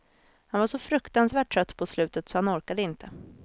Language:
Swedish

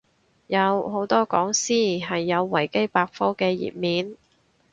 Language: Cantonese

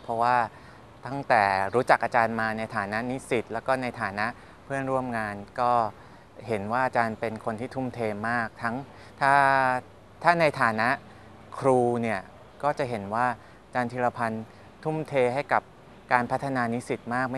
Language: Thai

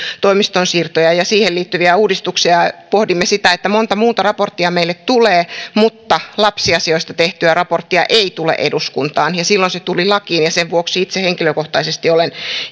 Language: Finnish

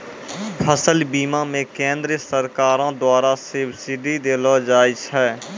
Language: Maithili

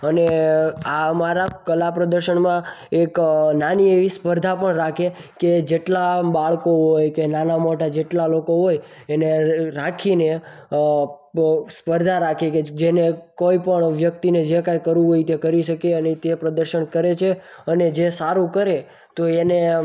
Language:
Gujarati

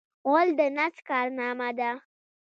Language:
Pashto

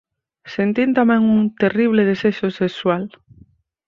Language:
Galician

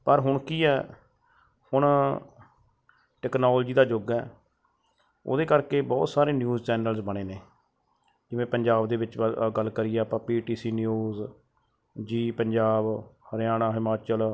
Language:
Punjabi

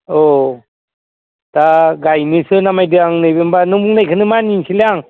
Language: Bodo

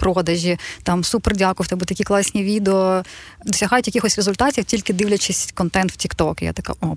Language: Ukrainian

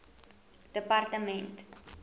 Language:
Afrikaans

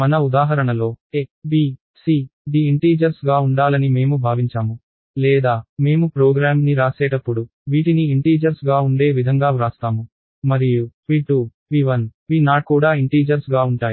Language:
Telugu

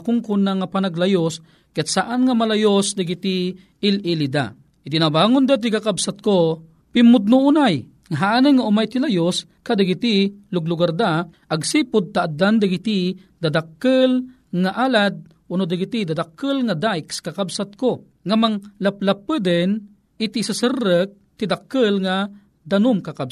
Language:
Filipino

